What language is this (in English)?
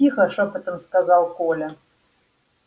Russian